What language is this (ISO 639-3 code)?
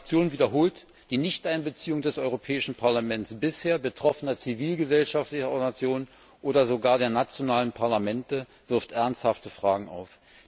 deu